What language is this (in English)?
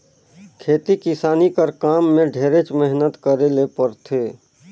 Chhattisgarhi